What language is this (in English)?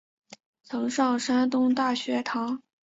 Chinese